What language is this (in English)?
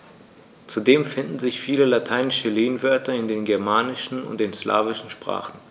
German